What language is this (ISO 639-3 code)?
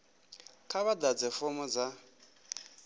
ven